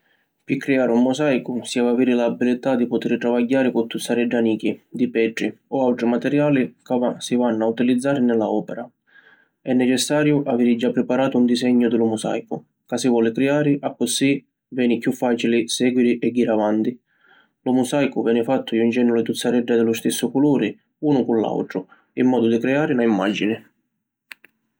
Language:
Sicilian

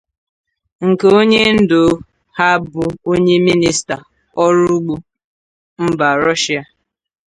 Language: Igbo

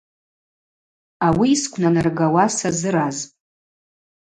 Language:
Abaza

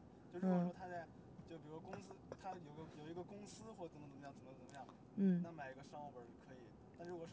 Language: Chinese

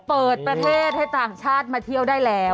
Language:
Thai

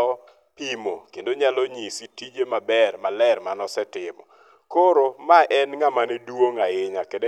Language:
Luo (Kenya and Tanzania)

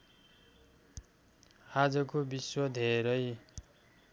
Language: Nepali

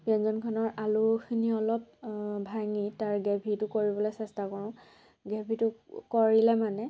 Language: Assamese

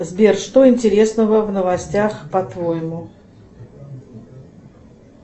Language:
Russian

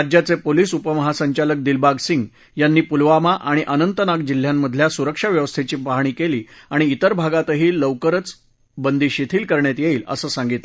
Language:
Marathi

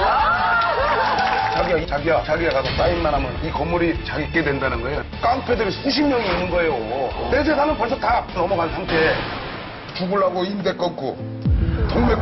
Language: Korean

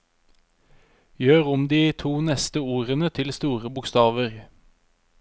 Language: Norwegian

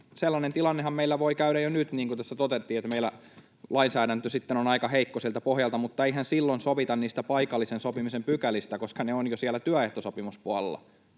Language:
Finnish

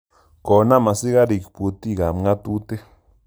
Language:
Kalenjin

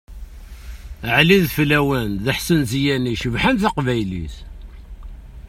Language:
Kabyle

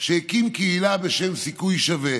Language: Hebrew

